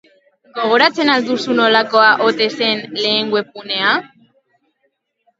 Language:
Basque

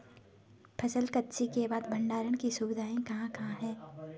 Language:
Hindi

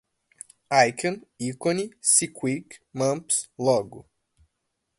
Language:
Portuguese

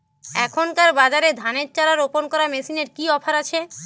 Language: Bangla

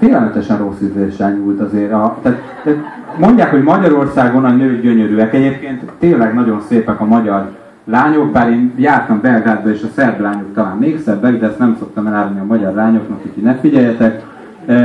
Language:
Hungarian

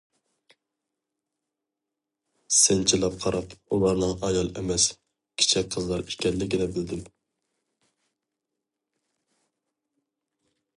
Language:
Uyghur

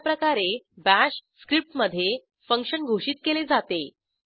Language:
Marathi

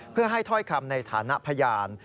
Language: Thai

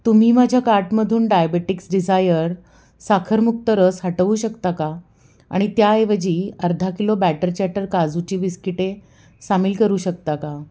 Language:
Marathi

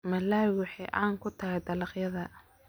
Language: Somali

